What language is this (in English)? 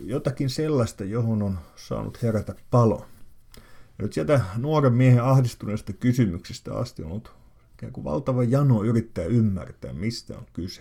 Finnish